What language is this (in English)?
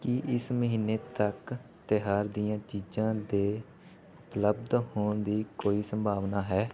Punjabi